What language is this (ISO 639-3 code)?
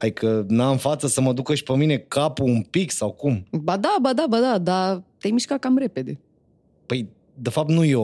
ron